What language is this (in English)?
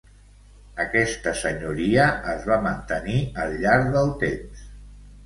Catalan